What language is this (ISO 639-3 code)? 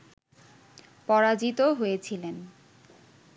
ben